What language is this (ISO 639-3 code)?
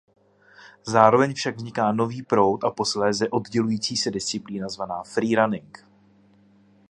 ces